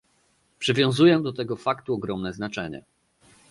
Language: Polish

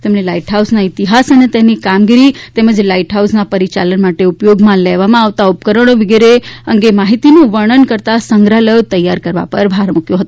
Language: Gujarati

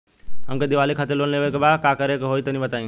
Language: Bhojpuri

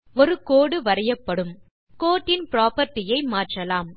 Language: Tamil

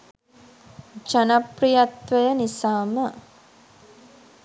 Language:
Sinhala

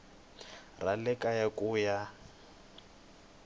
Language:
Tsonga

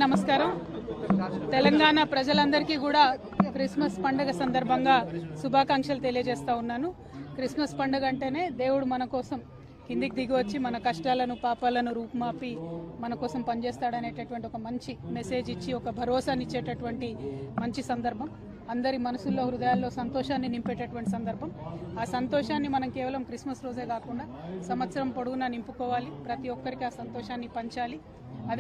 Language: Telugu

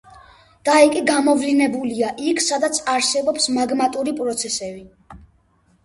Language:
Georgian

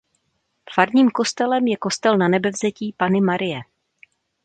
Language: Czech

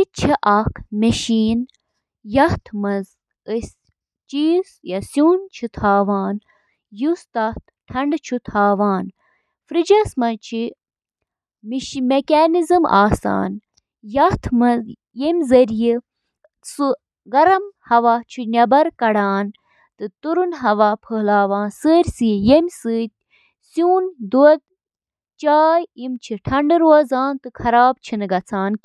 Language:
Kashmiri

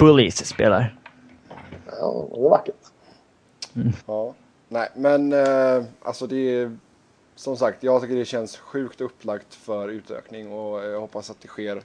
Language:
Swedish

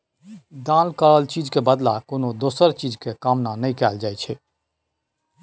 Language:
Maithili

